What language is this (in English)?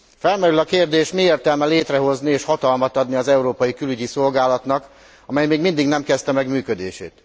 Hungarian